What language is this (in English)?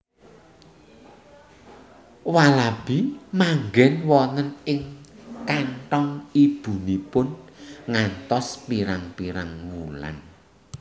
Javanese